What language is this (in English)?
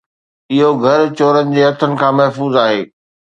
Sindhi